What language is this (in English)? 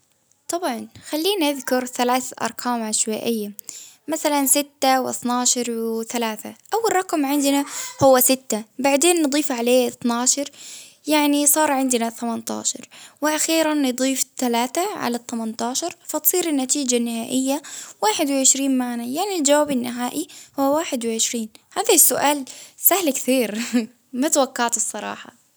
Baharna Arabic